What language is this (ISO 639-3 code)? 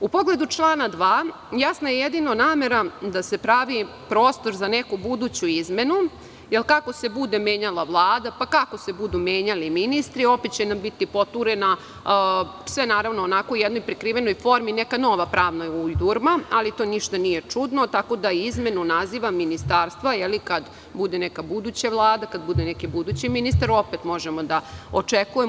srp